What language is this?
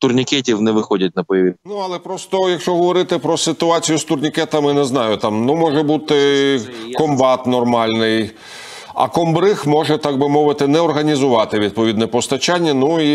Ukrainian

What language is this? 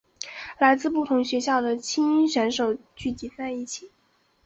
Chinese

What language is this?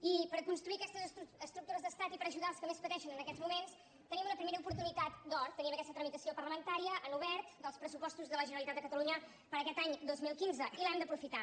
Catalan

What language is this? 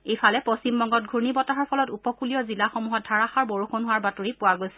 Assamese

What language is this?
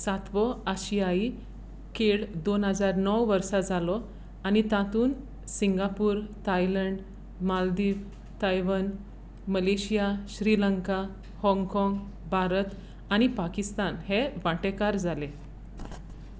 Konkani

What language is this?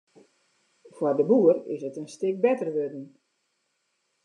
Western Frisian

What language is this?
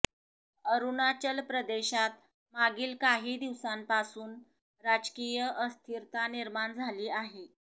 Marathi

